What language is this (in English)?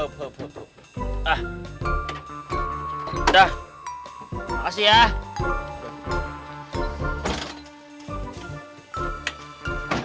Indonesian